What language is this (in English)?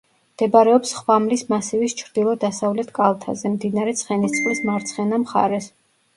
Georgian